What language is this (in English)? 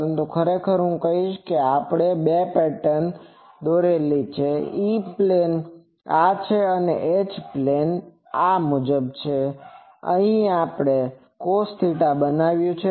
Gujarati